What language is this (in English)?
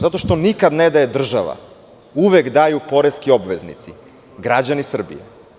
Serbian